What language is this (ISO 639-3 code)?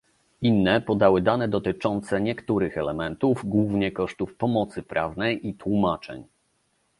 pol